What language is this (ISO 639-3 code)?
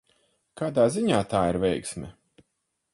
lav